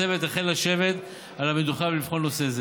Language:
Hebrew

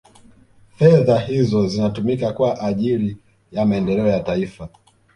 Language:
Swahili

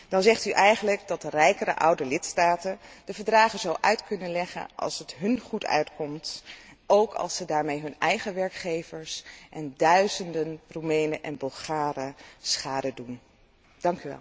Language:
Dutch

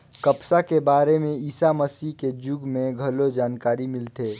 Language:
Chhattisgarhi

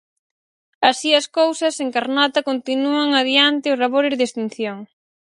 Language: Galician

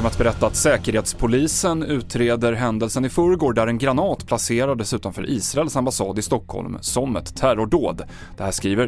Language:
Swedish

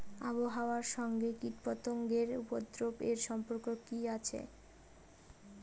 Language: Bangla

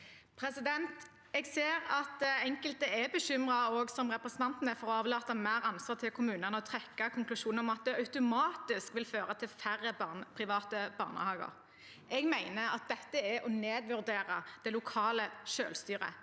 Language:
Norwegian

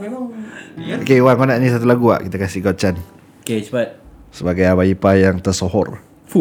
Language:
Malay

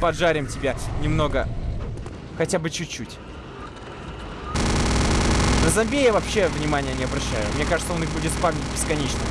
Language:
Russian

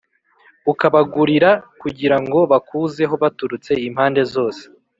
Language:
Kinyarwanda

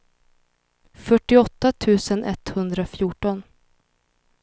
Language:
Swedish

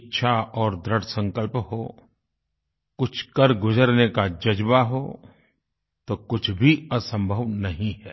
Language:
Hindi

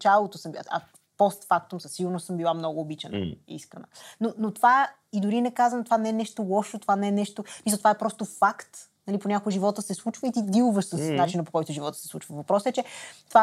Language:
Bulgarian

